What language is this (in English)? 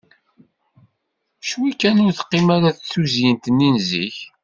Kabyle